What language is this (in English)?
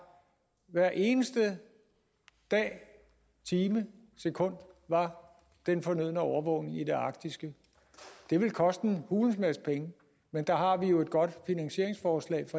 Danish